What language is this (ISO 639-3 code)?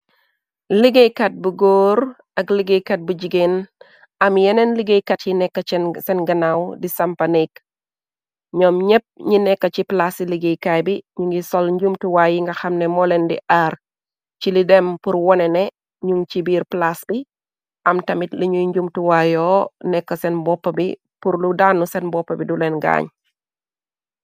wol